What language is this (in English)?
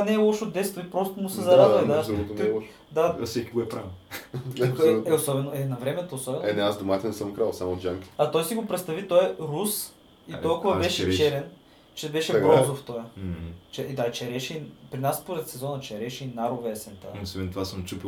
Bulgarian